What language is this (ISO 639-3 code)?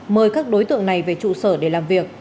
vie